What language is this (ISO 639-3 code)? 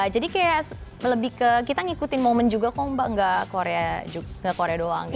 ind